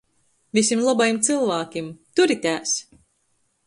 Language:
Latgalian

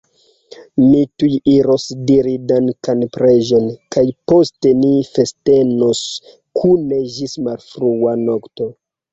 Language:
Esperanto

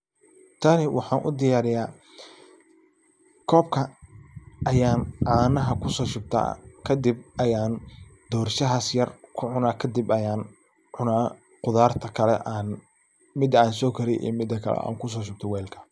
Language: Somali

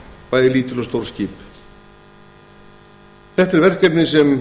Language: Icelandic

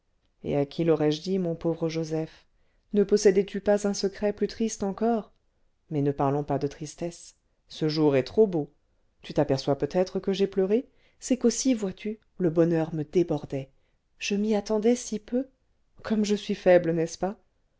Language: French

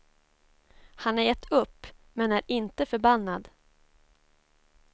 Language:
Swedish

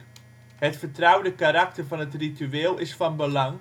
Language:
Dutch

